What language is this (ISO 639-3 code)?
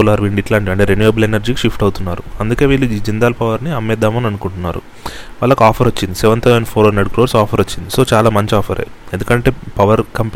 tel